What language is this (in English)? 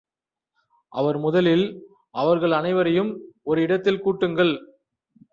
Tamil